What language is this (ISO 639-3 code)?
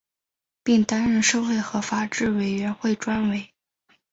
zho